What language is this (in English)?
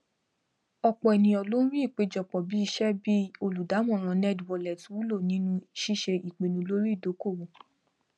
Yoruba